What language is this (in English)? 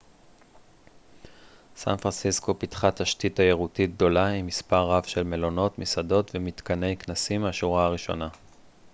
Hebrew